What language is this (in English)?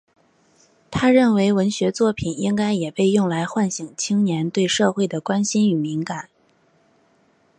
Chinese